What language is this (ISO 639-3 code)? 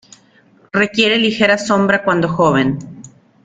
spa